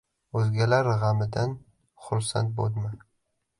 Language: Uzbek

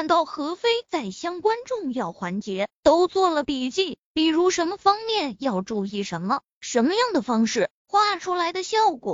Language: Chinese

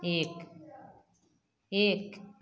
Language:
Maithili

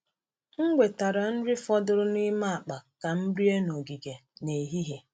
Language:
Igbo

